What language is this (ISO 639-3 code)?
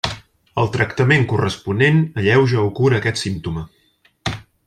cat